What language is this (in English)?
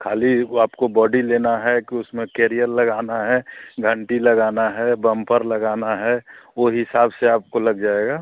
Hindi